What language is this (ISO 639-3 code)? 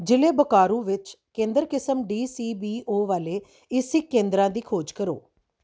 pan